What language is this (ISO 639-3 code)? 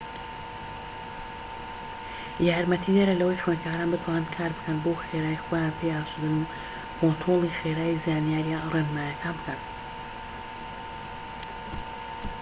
ckb